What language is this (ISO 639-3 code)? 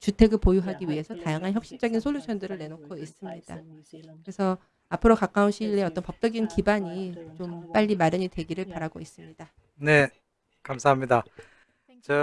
kor